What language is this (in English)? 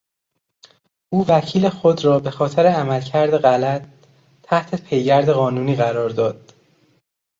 Persian